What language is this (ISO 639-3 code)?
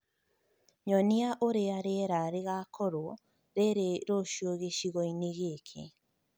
kik